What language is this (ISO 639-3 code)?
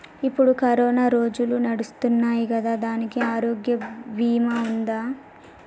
tel